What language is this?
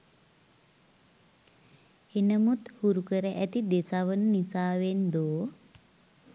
Sinhala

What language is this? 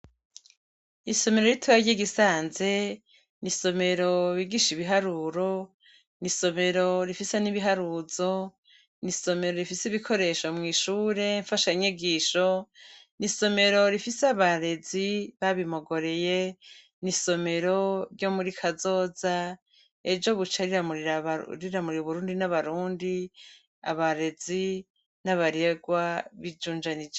Rundi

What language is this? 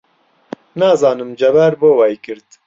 Central Kurdish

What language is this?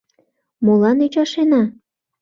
Mari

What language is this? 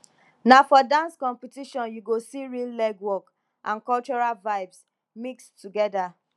Nigerian Pidgin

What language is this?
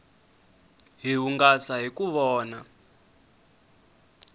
Tsonga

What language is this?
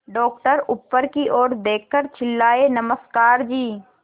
Hindi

